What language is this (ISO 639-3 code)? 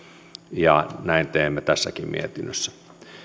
fin